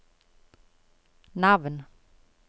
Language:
Norwegian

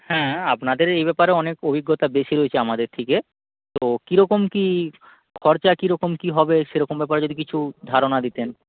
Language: Bangla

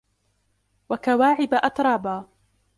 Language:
Arabic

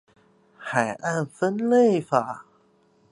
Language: Chinese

